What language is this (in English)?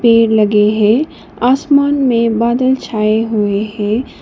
Hindi